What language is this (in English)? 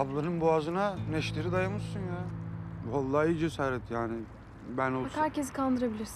Turkish